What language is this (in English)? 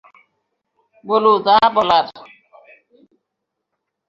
Bangla